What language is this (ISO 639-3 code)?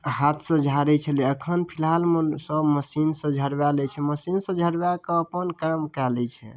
mai